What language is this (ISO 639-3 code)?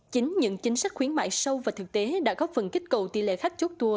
vie